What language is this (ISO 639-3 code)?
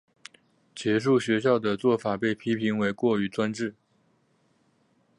zho